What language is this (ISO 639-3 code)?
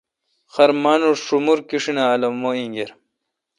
xka